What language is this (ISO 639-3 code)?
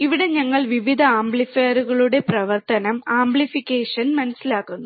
mal